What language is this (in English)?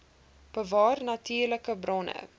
Afrikaans